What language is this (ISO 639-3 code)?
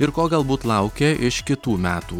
lit